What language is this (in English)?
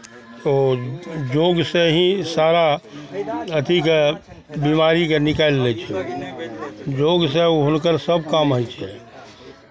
Maithili